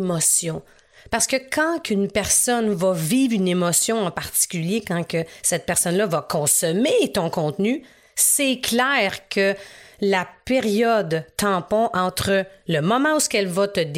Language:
French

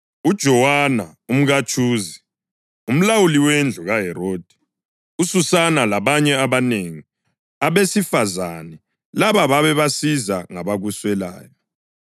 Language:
North Ndebele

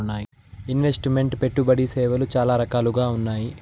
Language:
Telugu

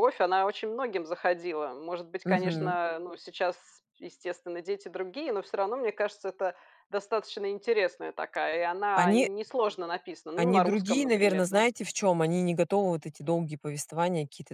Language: Russian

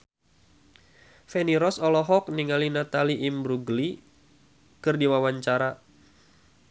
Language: Sundanese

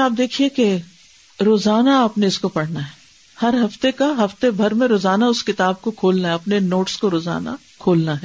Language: Urdu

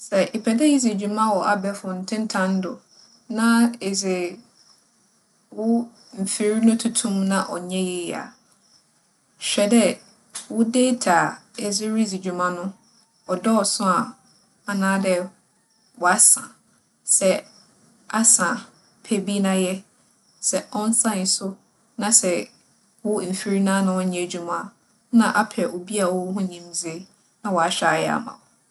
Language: Akan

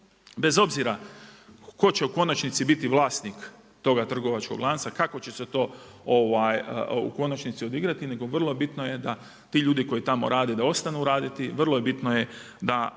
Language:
Croatian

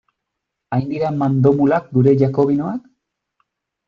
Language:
Basque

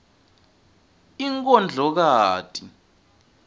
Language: Swati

